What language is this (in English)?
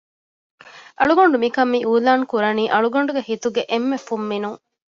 Divehi